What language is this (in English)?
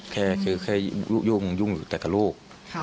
Thai